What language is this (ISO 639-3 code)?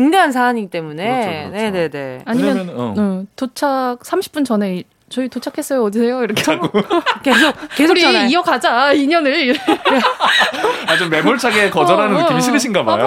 kor